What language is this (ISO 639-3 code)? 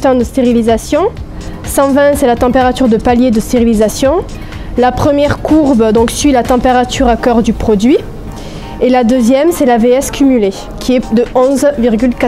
fra